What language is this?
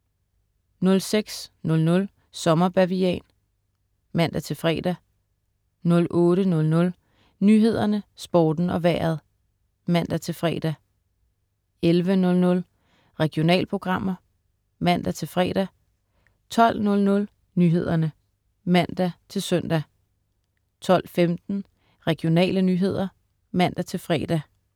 Danish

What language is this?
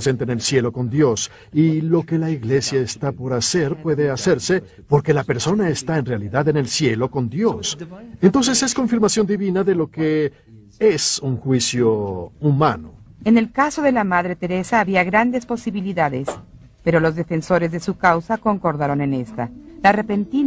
Spanish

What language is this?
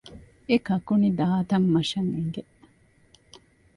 Divehi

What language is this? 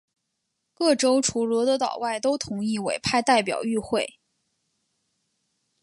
Chinese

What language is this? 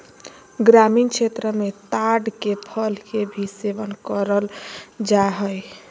Magahi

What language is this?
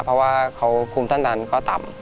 Thai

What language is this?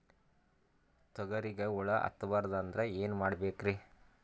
Kannada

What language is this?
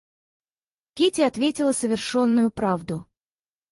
Russian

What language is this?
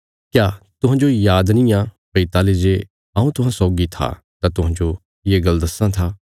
Bilaspuri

